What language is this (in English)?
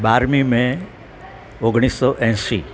Gujarati